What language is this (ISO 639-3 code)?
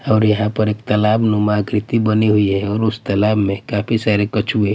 hin